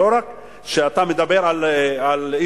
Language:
Hebrew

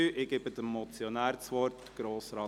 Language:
Swiss German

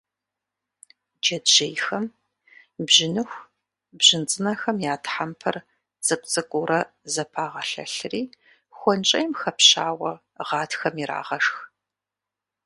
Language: Kabardian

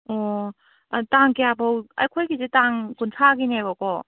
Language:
Manipuri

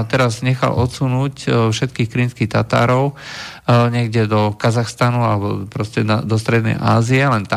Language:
Slovak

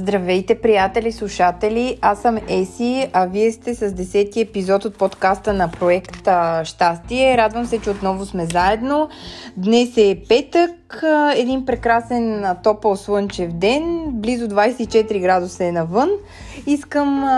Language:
Bulgarian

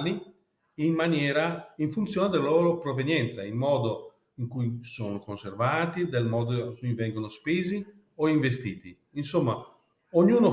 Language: Italian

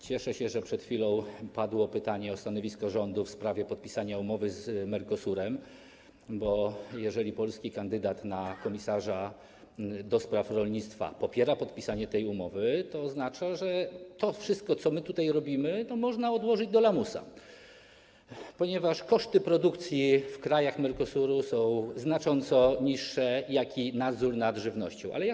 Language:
Polish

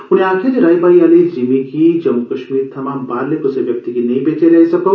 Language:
Dogri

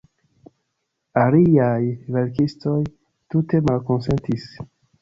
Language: Esperanto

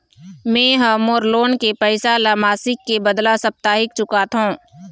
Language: Chhattisgarhi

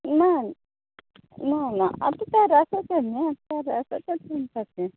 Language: Konkani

